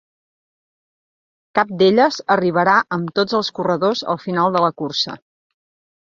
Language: Catalan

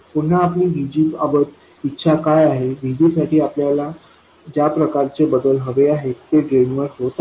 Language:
Marathi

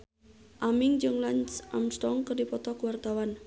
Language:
Sundanese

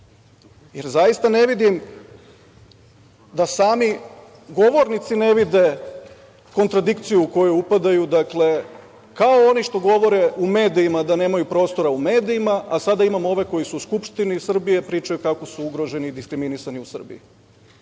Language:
Serbian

